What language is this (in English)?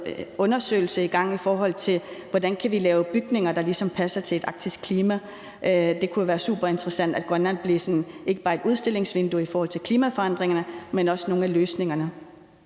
Danish